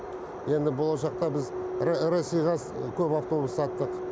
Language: Kazakh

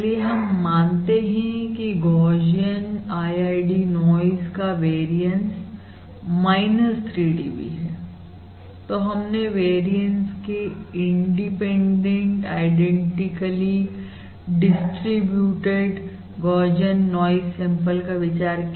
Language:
Hindi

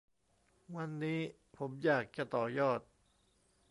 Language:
Thai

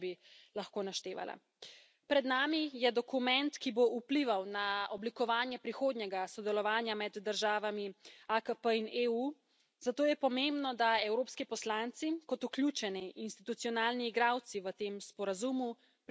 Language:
Slovenian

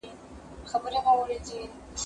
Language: Pashto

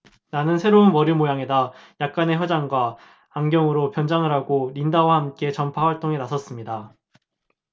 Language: Korean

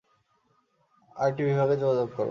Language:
Bangla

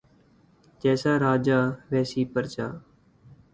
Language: Urdu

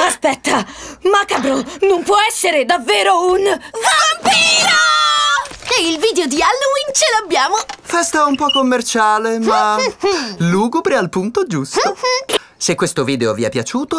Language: Italian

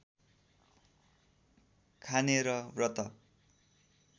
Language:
Nepali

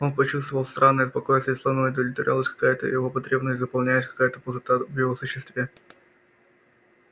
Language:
Russian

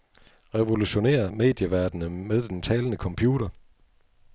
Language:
Danish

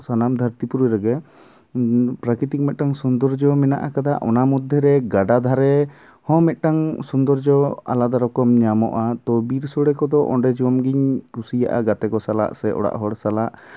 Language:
Santali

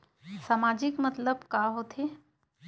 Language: Chhattisgarhi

